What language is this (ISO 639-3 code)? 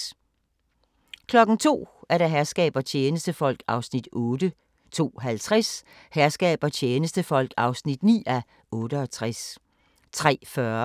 dan